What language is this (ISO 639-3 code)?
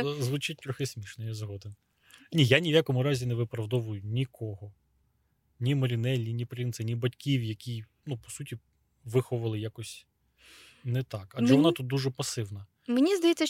ukr